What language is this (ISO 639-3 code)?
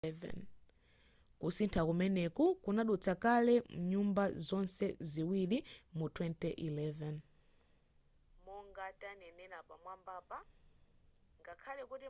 nya